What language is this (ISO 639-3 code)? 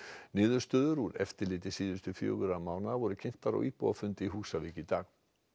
isl